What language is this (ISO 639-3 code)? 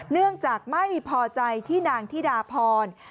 tha